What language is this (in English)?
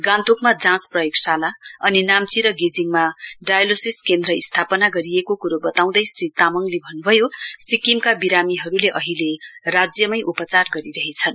Nepali